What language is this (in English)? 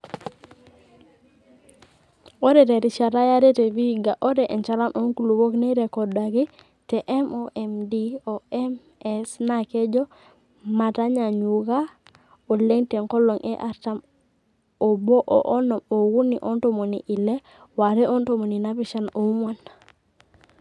Masai